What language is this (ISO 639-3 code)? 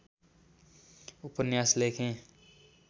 nep